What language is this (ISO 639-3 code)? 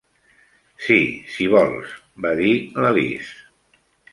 cat